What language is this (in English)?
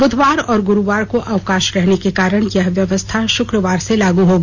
Hindi